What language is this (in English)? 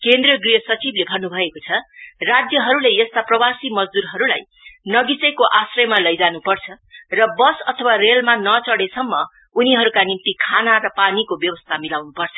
Nepali